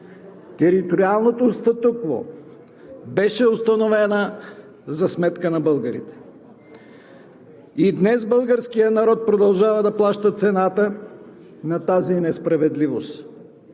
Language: Bulgarian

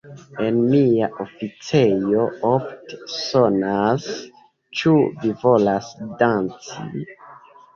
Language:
Esperanto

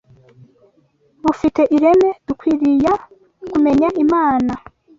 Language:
Kinyarwanda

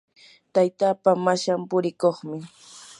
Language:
Yanahuanca Pasco Quechua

